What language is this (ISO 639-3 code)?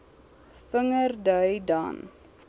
afr